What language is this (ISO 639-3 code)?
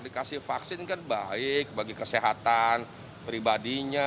ind